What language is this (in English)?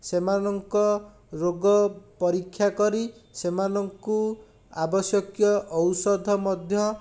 Odia